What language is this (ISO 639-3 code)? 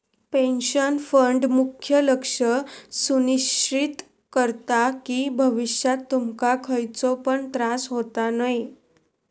mar